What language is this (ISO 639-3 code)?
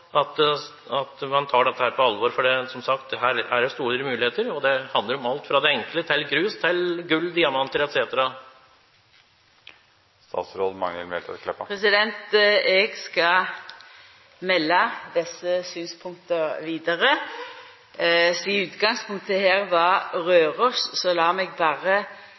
nor